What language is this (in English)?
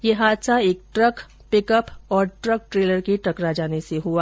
Hindi